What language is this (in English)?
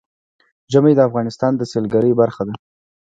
Pashto